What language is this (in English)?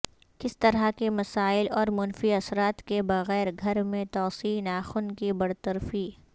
Urdu